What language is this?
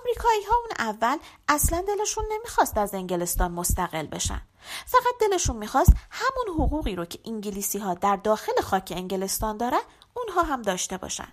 Persian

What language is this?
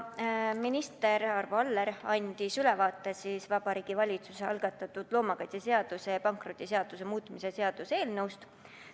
Estonian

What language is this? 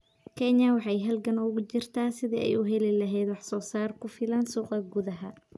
Somali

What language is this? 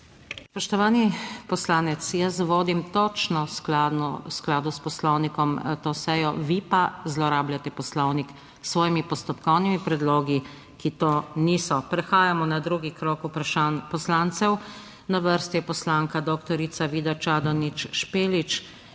Slovenian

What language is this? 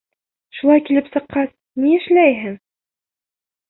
Bashkir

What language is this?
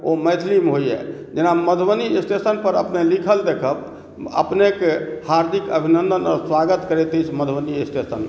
Maithili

